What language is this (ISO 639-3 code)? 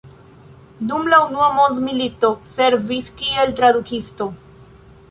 epo